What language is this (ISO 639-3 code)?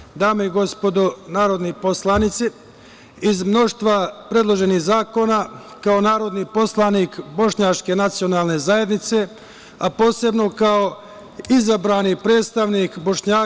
srp